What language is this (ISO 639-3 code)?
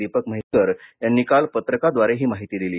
mar